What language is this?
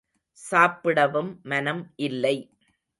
Tamil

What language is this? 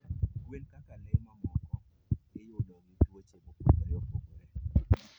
Luo (Kenya and Tanzania)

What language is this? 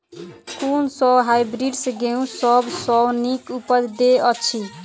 Maithili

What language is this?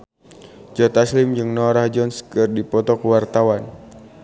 Sundanese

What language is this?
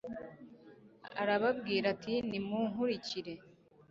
Kinyarwanda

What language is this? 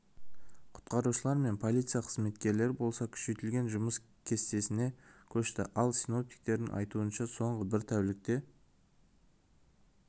Kazakh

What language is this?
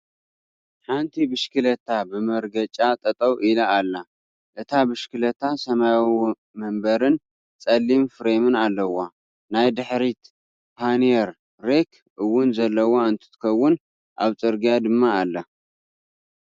Tigrinya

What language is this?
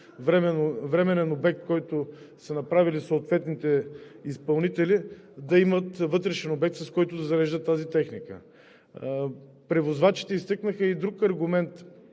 Bulgarian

